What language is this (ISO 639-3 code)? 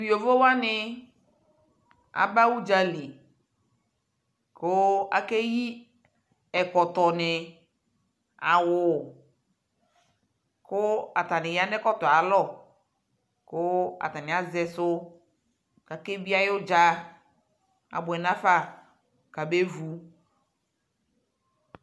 kpo